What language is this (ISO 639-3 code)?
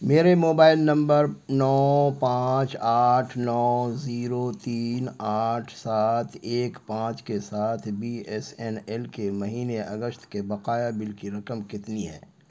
urd